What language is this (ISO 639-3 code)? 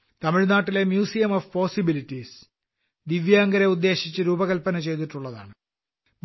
mal